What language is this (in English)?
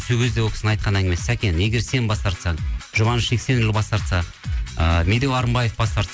Kazakh